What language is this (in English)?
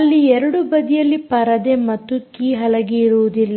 Kannada